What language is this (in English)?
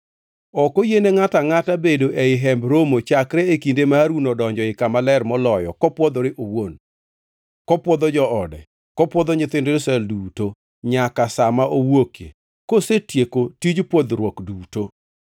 Luo (Kenya and Tanzania)